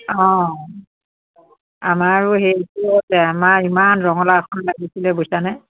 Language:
Assamese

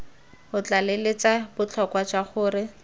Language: Tswana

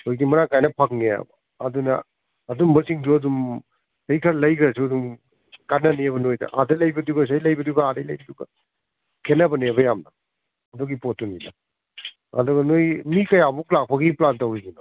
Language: Manipuri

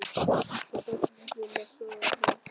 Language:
Icelandic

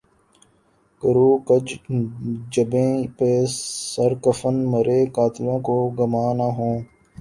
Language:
Urdu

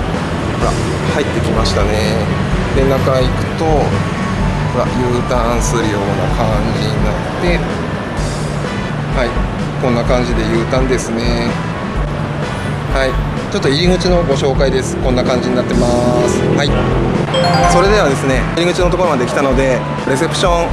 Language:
Japanese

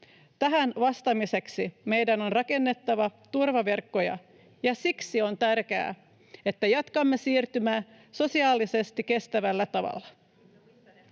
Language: Finnish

